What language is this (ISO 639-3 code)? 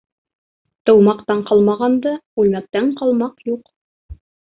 bak